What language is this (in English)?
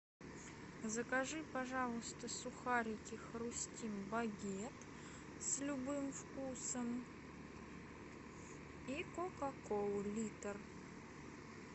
Russian